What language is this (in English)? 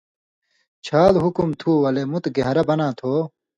Indus Kohistani